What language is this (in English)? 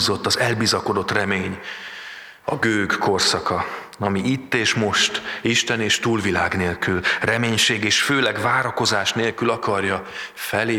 Hungarian